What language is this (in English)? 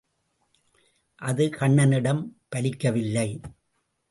Tamil